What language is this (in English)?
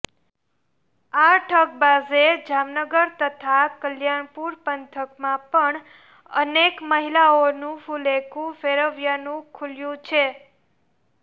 Gujarati